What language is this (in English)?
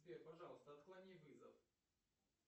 Russian